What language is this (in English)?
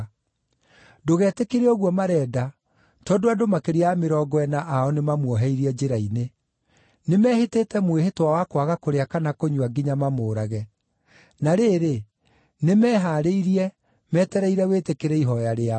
Kikuyu